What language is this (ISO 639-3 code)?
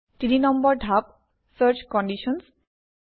asm